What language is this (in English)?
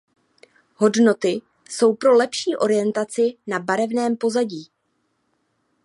Czech